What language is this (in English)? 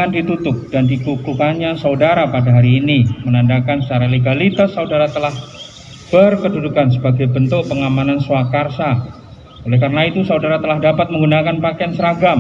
Indonesian